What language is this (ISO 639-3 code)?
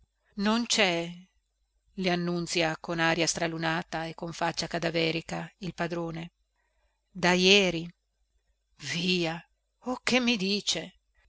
ita